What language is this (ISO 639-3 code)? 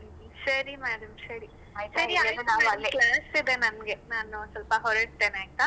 kan